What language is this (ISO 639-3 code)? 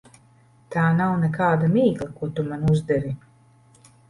lav